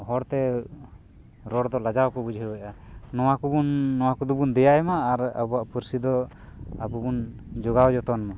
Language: Santali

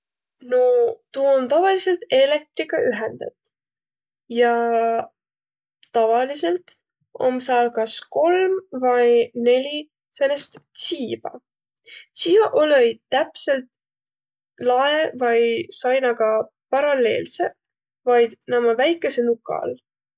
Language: Võro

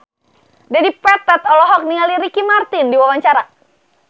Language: Sundanese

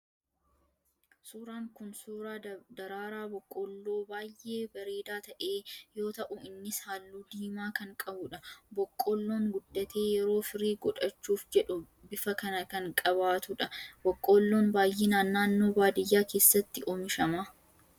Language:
Oromo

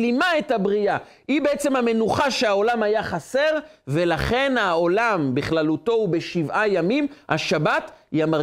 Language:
Hebrew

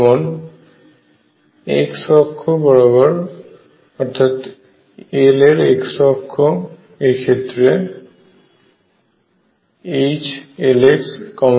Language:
Bangla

